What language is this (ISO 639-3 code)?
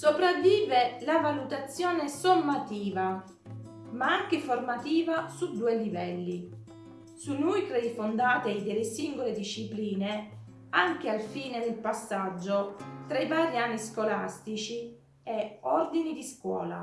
ita